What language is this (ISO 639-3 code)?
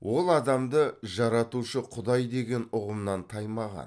kaz